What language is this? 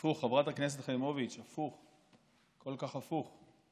Hebrew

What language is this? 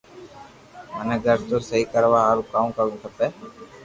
Loarki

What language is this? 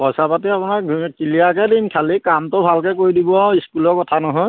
Assamese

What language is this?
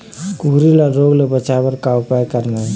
Chhattisgarhi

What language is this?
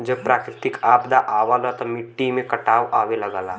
Bhojpuri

